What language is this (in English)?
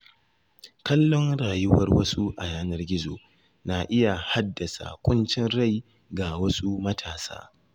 Hausa